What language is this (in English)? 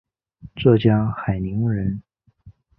Chinese